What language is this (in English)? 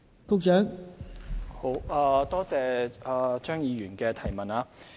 Cantonese